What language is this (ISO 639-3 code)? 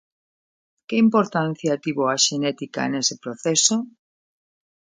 glg